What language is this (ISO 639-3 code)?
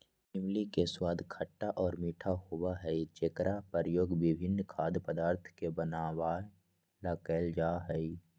mag